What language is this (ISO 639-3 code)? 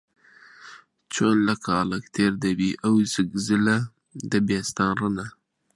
ckb